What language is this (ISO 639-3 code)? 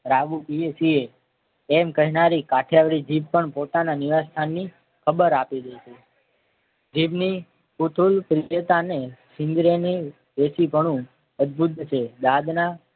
guj